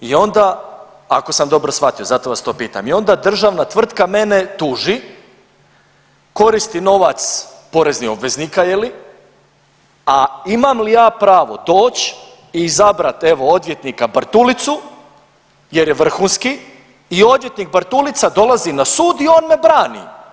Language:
Croatian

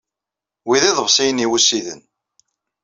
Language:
Kabyle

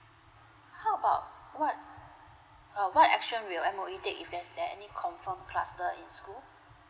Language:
English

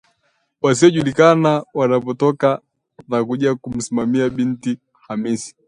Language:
Swahili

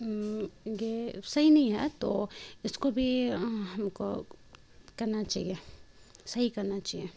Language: Urdu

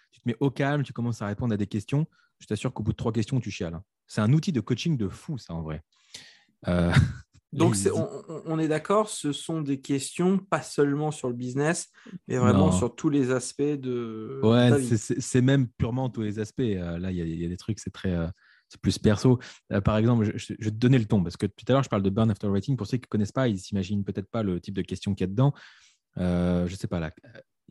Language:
French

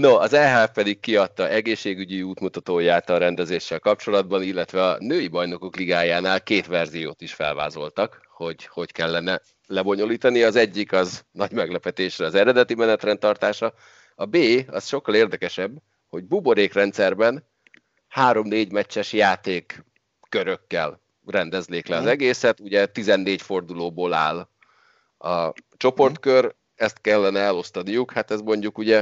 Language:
Hungarian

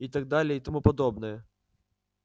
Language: Russian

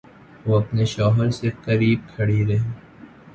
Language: Urdu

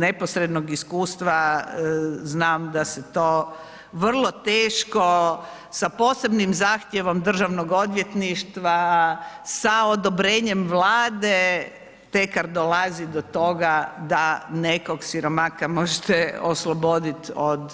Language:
Croatian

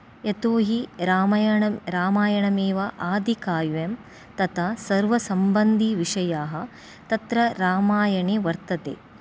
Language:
Sanskrit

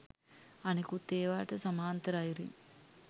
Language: Sinhala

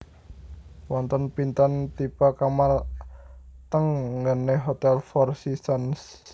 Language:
Javanese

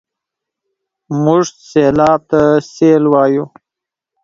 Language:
Pashto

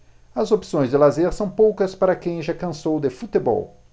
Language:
Portuguese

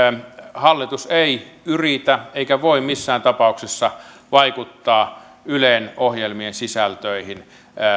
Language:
Finnish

